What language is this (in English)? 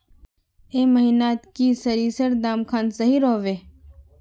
Magahi